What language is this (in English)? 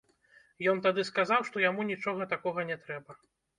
Belarusian